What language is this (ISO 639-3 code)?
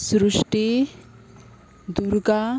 kok